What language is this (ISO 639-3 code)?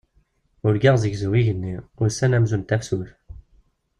kab